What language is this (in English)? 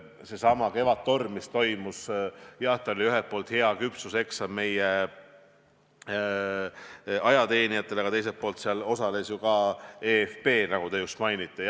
Estonian